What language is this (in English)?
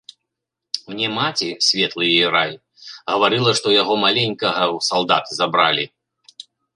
Belarusian